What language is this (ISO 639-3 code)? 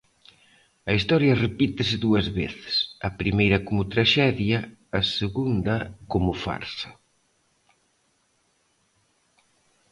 glg